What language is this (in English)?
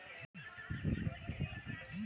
Bangla